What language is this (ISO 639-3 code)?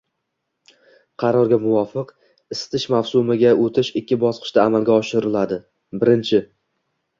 uzb